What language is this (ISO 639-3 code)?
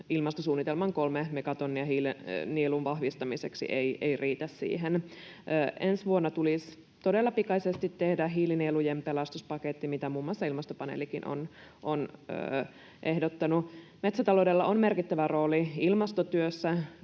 fin